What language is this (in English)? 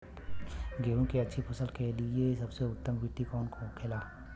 Bhojpuri